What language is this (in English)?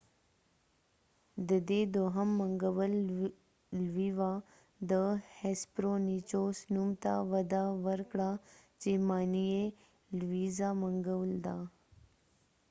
Pashto